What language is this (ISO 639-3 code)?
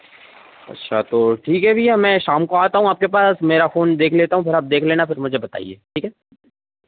hin